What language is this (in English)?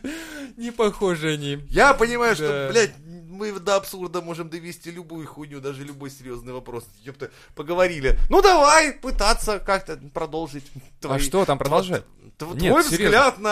Russian